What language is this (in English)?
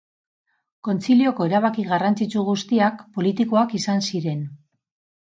Basque